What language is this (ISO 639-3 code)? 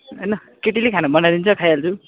nep